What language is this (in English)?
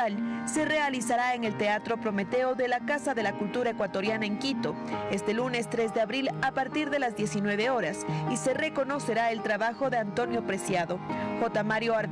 Spanish